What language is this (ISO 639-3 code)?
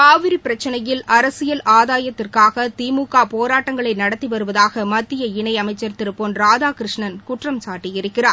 tam